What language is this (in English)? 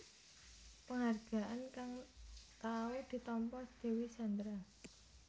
Javanese